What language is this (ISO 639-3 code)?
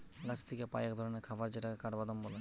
ben